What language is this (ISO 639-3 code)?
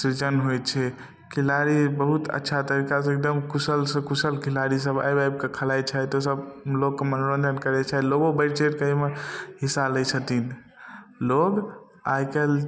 mai